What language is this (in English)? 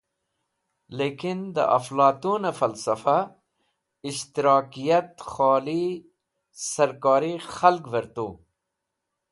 Wakhi